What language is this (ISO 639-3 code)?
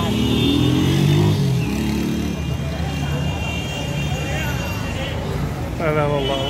ara